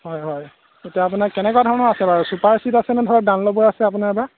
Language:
Assamese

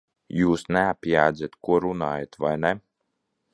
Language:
Latvian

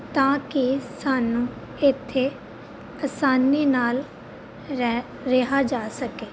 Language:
Punjabi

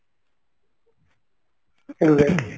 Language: Odia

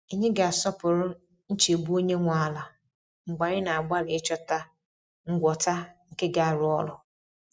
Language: Igbo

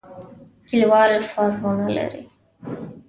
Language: Pashto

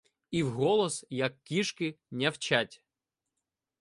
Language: Ukrainian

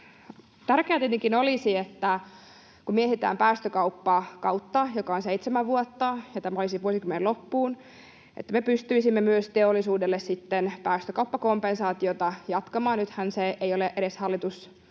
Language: Finnish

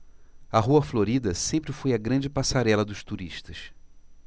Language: Portuguese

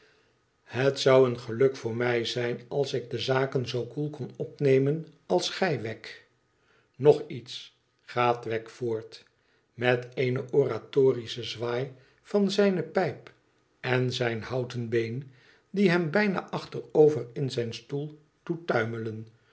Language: Dutch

